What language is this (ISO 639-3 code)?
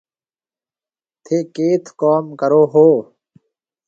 mve